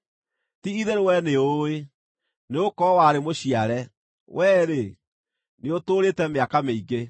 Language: Kikuyu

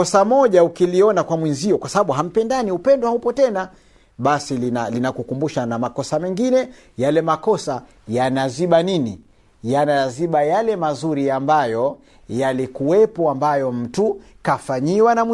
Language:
Swahili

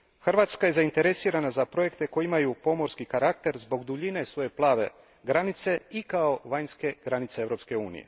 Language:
Croatian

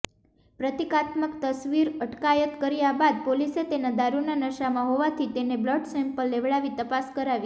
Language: Gujarati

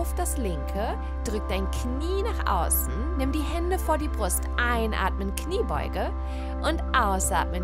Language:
German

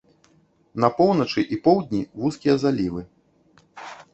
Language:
Belarusian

